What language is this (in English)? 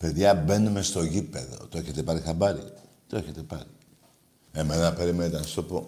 Greek